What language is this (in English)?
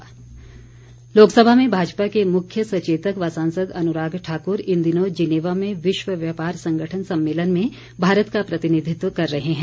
Hindi